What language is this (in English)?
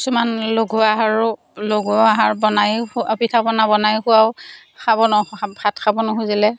Assamese